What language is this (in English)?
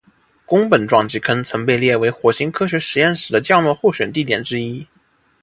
Chinese